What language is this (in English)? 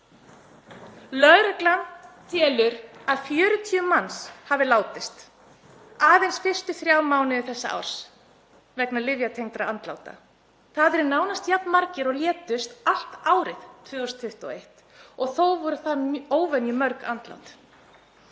Icelandic